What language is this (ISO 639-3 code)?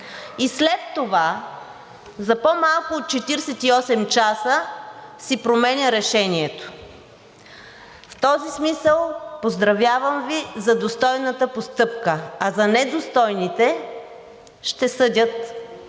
bul